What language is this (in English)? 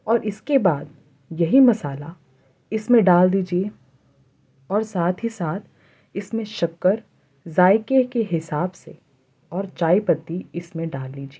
Urdu